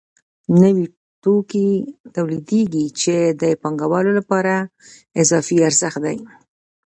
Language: Pashto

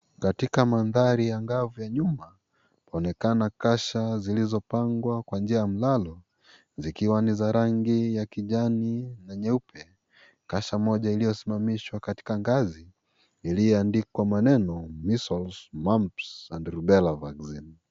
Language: Swahili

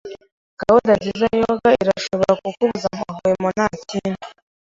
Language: Kinyarwanda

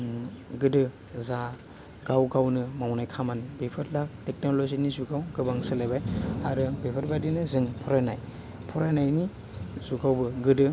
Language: Bodo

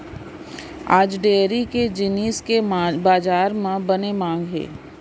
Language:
Chhattisgarhi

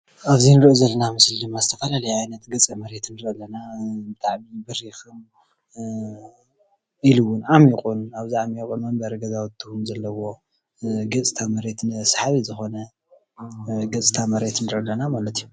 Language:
Tigrinya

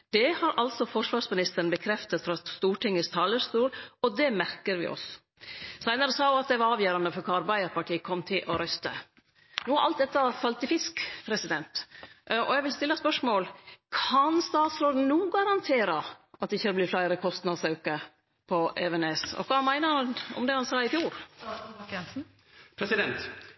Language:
Norwegian Nynorsk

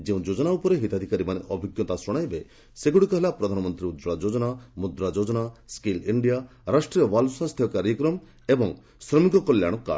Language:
Odia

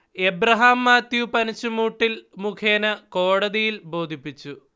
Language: Malayalam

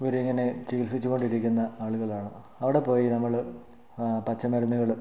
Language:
Malayalam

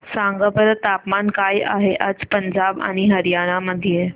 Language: Marathi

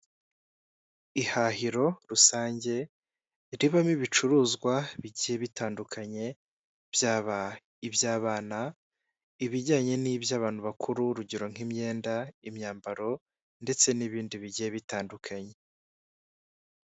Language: Kinyarwanda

